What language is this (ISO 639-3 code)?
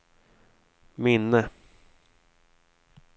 swe